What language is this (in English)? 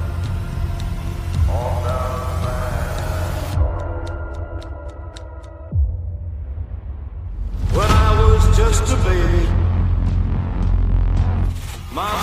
Persian